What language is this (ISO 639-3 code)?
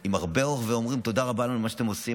heb